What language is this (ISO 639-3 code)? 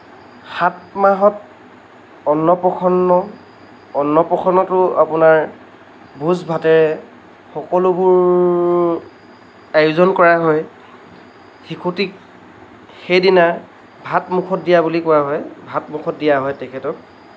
asm